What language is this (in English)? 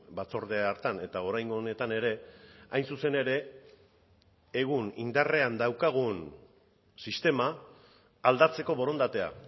Basque